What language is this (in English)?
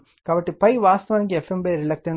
Telugu